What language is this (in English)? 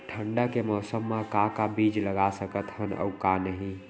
Chhattisgarhi